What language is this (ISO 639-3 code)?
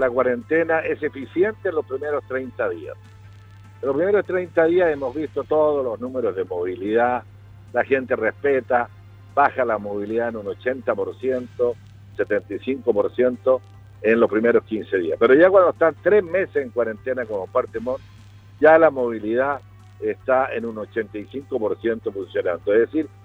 spa